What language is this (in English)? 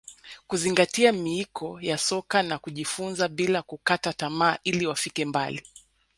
Swahili